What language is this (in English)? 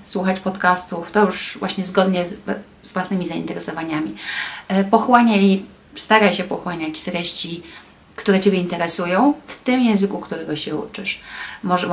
Polish